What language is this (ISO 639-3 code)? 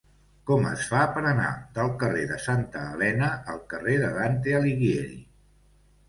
cat